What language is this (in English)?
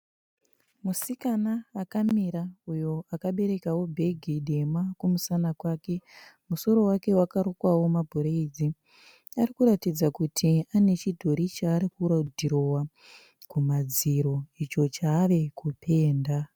Shona